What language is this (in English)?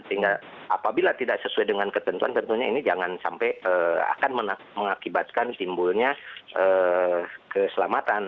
Indonesian